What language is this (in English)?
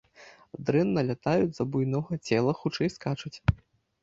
Belarusian